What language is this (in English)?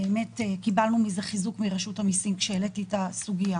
Hebrew